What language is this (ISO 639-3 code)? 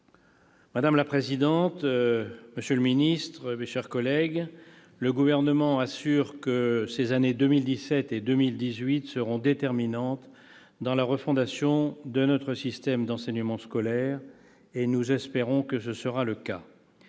fra